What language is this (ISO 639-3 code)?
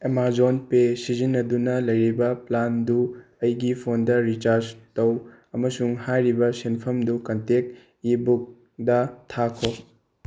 mni